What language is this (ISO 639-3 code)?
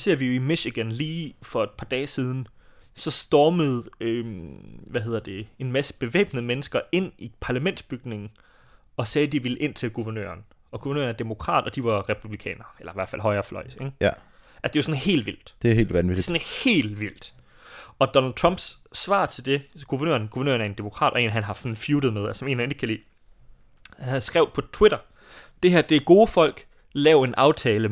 dan